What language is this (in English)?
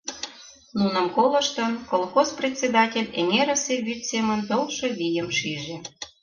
Mari